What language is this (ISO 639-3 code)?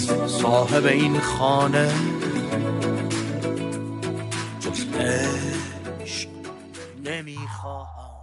fas